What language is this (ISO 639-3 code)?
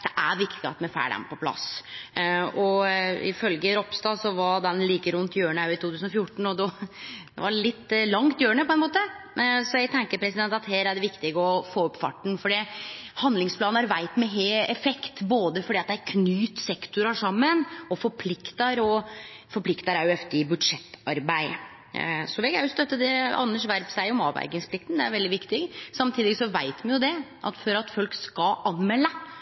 nno